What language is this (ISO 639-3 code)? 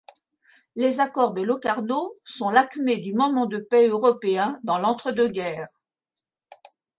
fra